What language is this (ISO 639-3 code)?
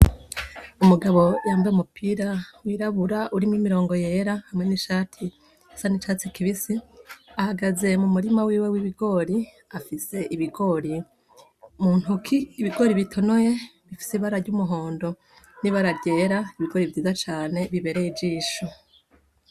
run